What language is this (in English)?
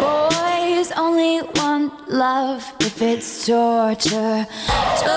Persian